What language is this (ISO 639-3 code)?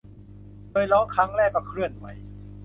tha